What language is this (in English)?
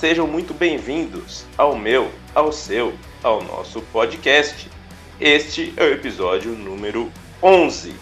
Portuguese